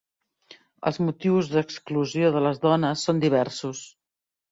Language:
Catalan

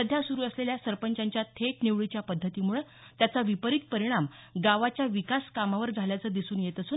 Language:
Marathi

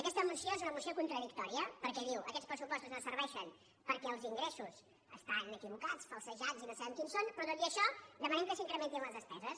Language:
Catalan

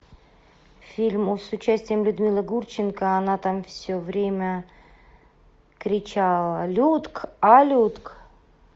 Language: Russian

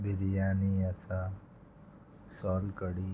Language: Konkani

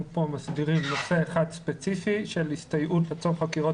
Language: Hebrew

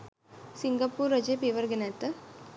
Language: Sinhala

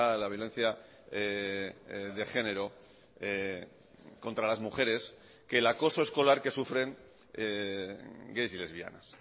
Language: Spanish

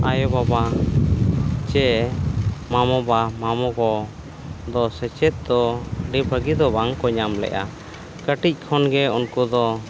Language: Santali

